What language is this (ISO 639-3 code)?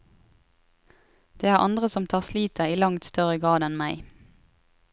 nor